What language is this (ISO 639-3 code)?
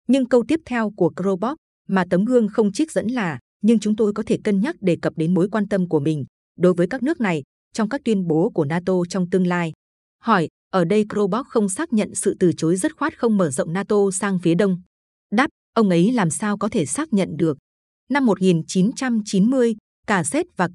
vie